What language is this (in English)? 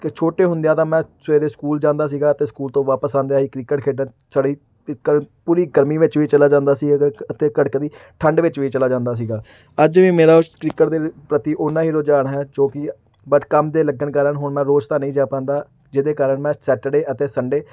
Punjabi